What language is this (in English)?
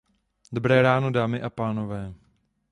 Czech